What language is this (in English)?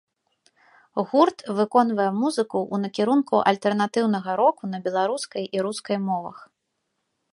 Belarusian